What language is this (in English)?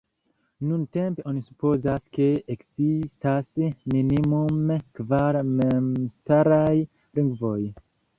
Esperanto